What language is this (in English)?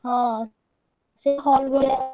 Odia